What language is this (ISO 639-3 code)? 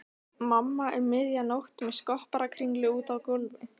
isl